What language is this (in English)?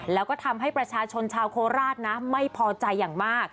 Thai